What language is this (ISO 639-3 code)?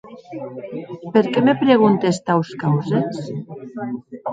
oci